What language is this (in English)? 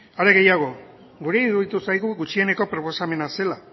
Basque